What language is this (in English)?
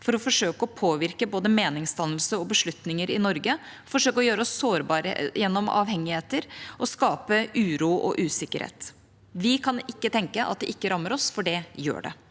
Norwegian